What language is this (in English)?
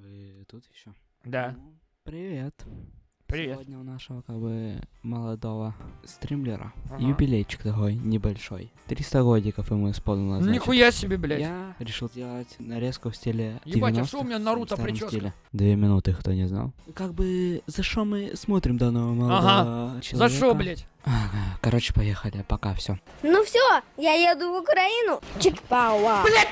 Russian